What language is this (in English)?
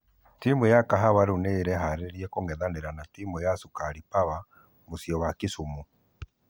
Kikuyu